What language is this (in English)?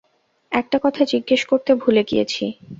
Bangla